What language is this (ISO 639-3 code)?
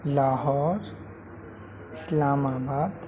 urd